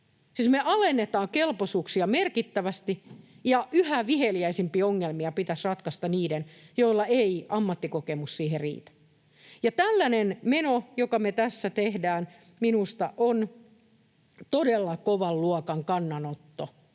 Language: Finnish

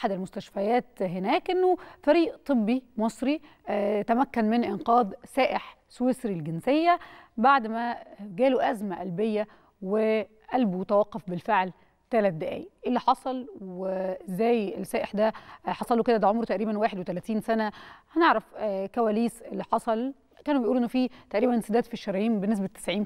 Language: Arabic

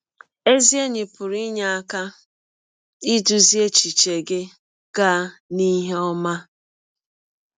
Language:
Igbo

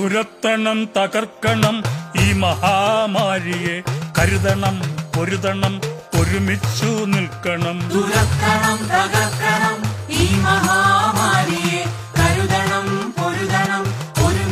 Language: Malayalam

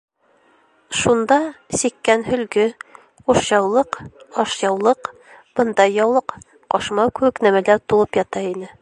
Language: Bashkir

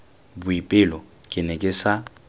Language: Tswana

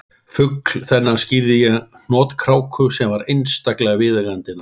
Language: Icelandic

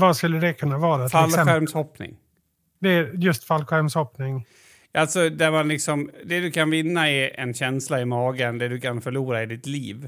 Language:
Swedish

